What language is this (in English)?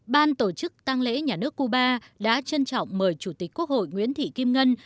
Vietnamese